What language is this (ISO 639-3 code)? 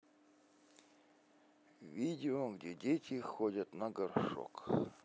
rus